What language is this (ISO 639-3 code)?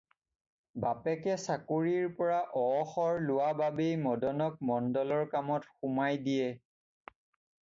asm